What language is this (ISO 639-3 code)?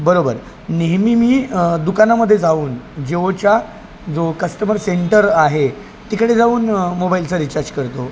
mar